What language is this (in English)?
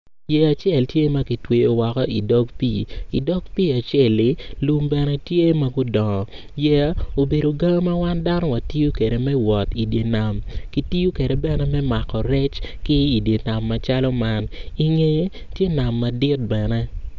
Acoli